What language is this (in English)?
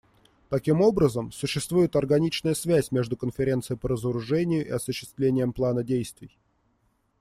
Russian